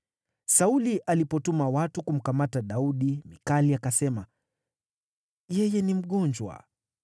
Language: Swahili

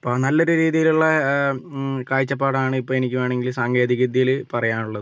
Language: Malayalam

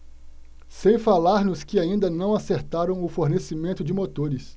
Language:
Portuguese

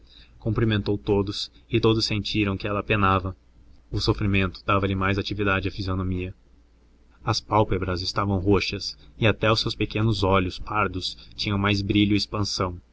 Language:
Portuguese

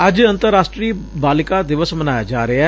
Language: Punjabi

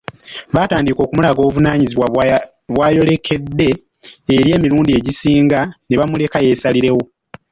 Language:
Ganda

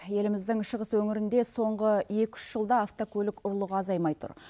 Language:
Kazakh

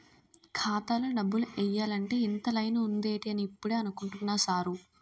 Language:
Telugu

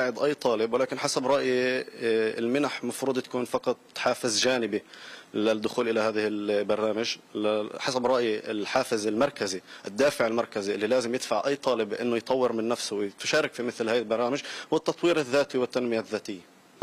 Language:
Arabic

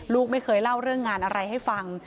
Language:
Thai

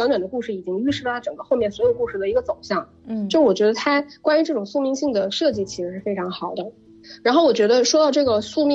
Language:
Chinese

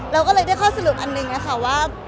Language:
Thai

